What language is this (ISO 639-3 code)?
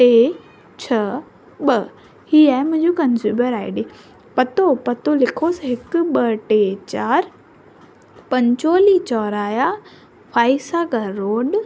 snd